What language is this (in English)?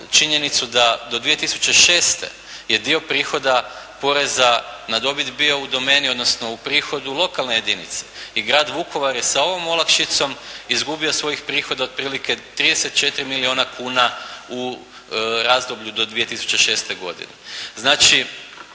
Croatian